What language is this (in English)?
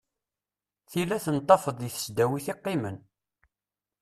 Kabyle